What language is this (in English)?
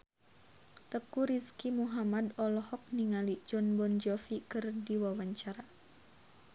Sundanese